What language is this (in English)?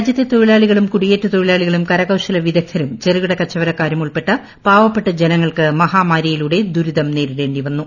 Malayalam